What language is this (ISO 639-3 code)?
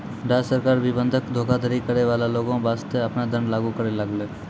mai